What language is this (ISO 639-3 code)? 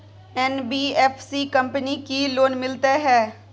mai